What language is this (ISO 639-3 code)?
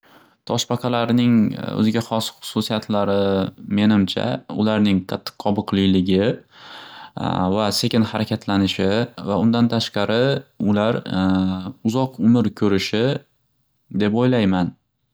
uzb